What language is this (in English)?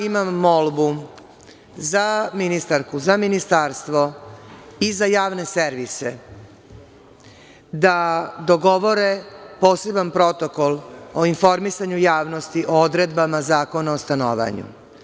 Serbian